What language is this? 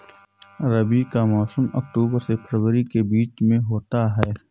Hindi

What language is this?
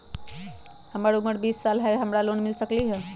Magahi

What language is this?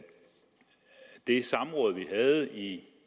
Danish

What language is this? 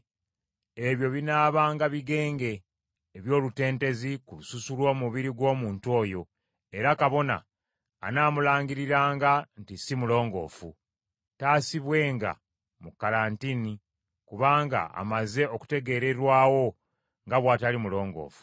Ganda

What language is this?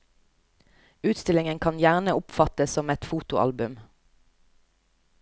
Norwegian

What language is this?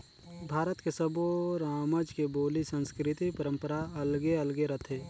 Chhattisgarhi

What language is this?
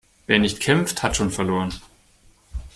German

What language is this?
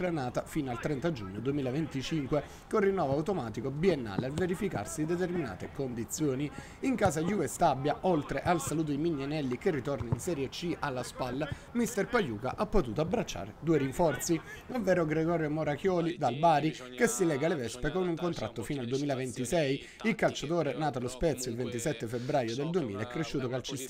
Italian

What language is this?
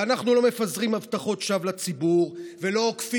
Hebrew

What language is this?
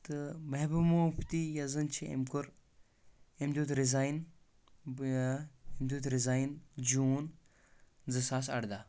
Kashmiri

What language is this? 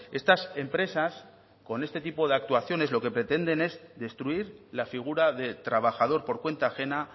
Spanish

